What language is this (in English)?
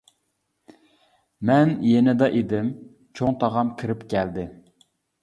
Uyghur